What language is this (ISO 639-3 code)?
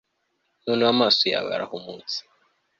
kin